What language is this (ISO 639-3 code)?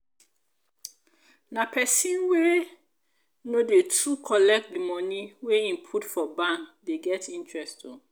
pcm